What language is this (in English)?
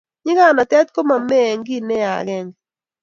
Kalenjin